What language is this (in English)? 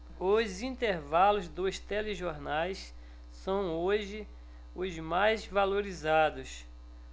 Portuguese